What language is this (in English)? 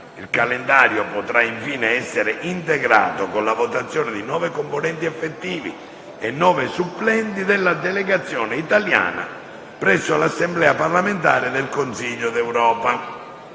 Italian